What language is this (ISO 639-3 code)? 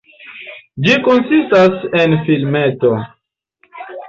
epo